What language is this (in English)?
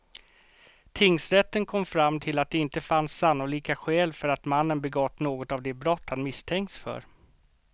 Swedish